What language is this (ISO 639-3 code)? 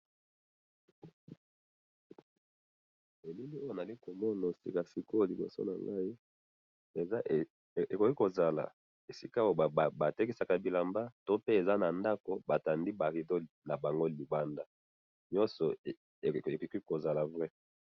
lin